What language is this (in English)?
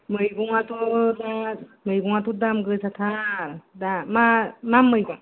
Bodo